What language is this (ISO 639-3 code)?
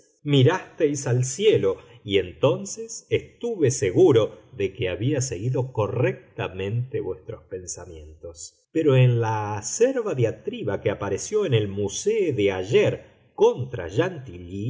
spa